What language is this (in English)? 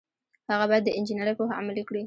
Pashto